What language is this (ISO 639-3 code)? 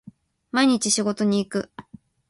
jpn